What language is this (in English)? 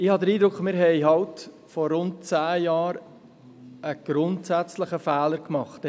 Swiss German